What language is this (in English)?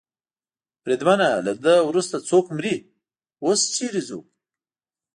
Pashto